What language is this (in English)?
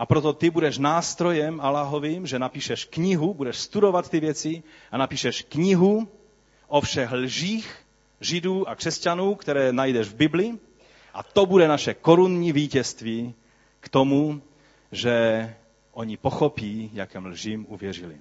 Czech